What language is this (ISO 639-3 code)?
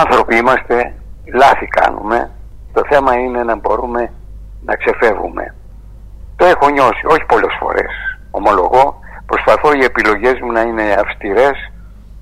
ell